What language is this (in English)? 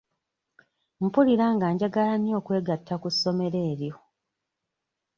Ganda